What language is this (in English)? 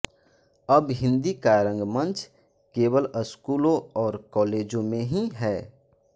Hindi